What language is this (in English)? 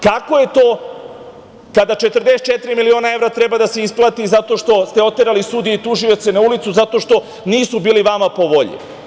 Serbian